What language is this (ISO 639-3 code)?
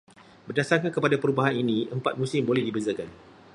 msa